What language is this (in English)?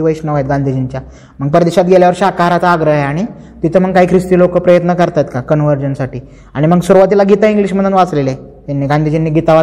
Marathi